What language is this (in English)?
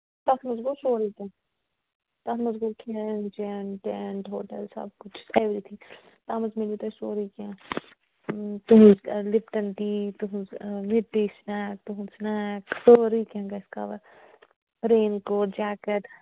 Kashmiri